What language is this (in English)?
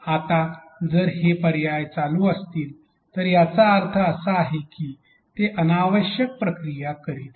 Marathi